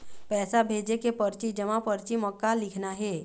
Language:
Chhattisgarhi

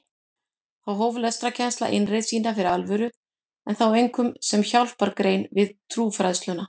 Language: Icelandic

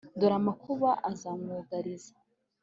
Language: Kinyarwanda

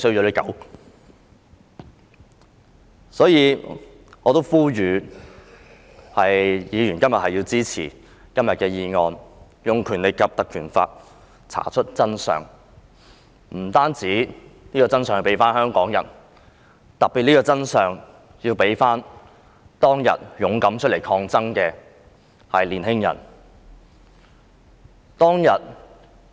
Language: Cantonese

